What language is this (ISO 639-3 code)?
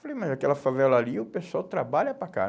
por